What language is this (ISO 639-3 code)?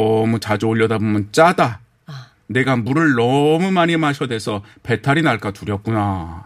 kor